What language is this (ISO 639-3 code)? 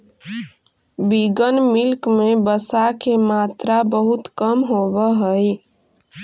mag